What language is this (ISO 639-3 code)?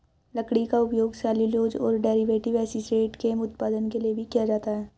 hin